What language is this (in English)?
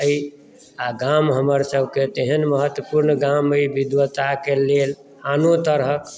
Maithili